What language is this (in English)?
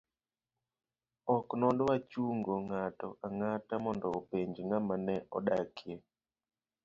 Luo (Kenya and Tanzania)